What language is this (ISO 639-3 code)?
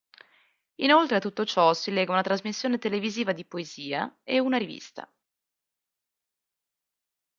ita